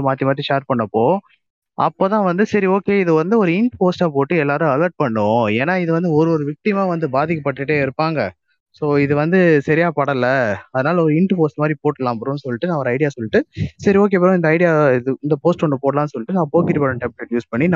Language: Tamil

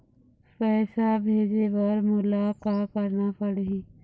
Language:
Chhattisgarhi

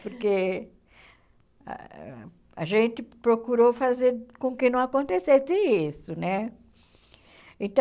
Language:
Portuguese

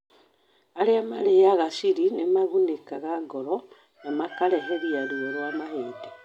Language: Kikuyu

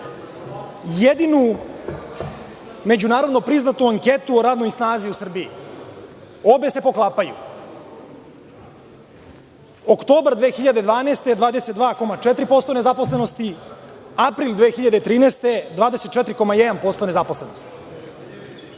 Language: Serbian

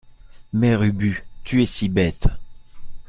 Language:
French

